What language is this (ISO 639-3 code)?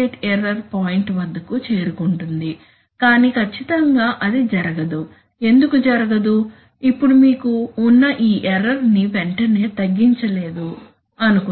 tel